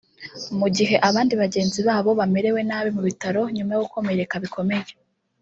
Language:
Kinyarwanda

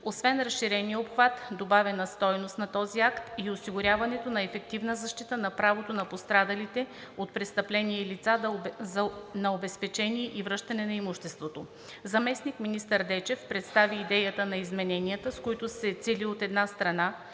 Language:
Bulgarian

